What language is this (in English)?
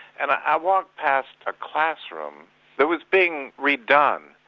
English